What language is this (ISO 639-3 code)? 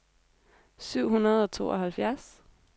dan